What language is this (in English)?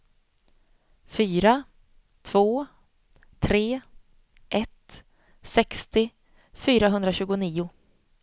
Swedish